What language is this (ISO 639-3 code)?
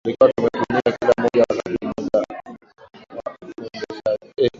swa